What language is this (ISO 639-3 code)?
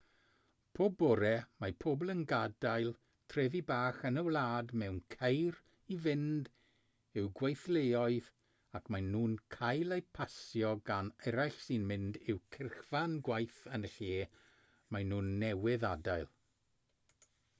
cym